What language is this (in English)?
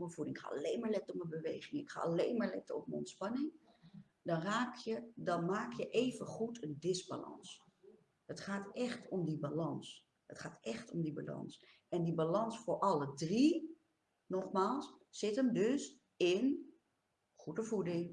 Dutch